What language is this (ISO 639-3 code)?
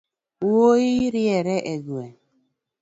luo